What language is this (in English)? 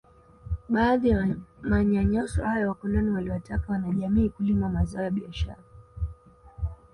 Swahili